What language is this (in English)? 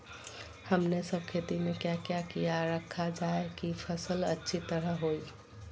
Magahi